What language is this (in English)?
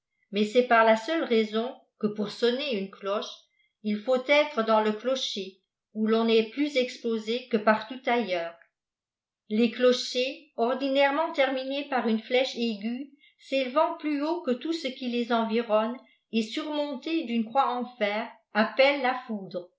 French